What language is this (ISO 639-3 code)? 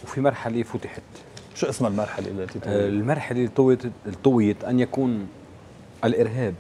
ara